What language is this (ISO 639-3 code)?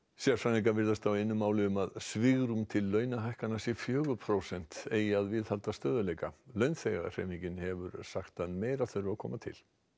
isl